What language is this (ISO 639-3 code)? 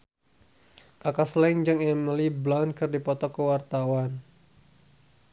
sun